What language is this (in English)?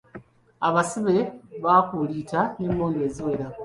Ganda